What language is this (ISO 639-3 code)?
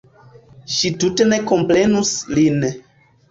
epo